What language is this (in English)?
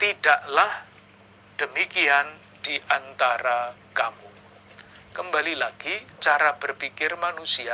Indonesian